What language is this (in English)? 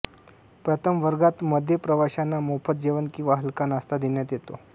Marathi